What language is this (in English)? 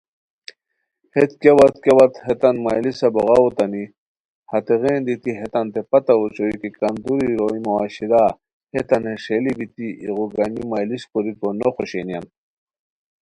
Khowar